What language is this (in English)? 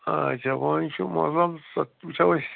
Kashmiri